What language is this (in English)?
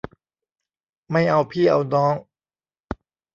Thai